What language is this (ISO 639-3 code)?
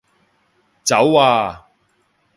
yue